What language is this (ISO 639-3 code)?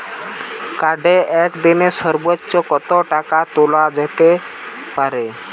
ben